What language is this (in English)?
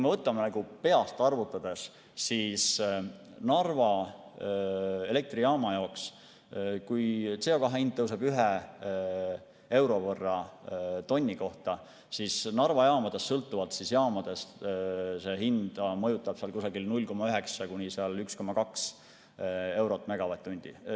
Estonian